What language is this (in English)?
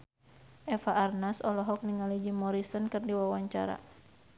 Sundanese